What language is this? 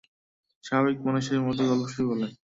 Bangla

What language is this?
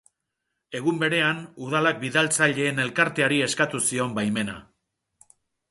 Basque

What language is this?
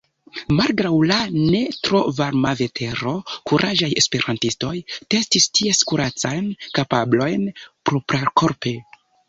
Esperanto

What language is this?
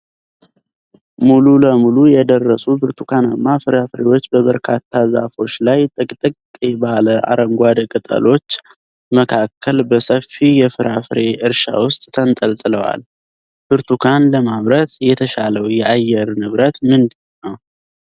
Amharic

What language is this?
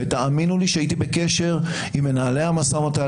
Hebrew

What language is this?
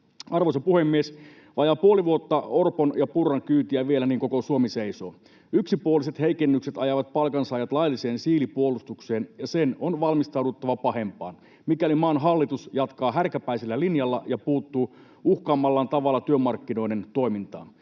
Finnish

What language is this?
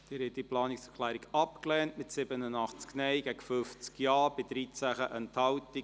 Swiss German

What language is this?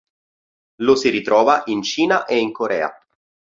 Italian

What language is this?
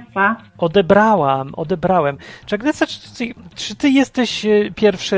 Polish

